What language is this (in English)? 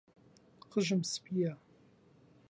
Central Kurdish